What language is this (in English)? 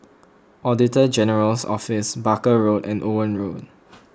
English